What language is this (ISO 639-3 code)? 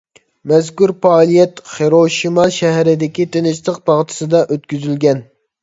uig